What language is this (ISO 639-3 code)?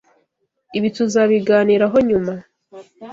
kin